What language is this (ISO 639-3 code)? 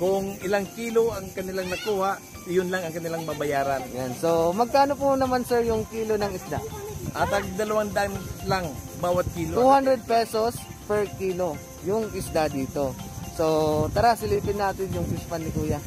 fil